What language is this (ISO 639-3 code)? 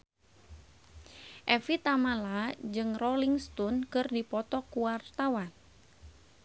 sun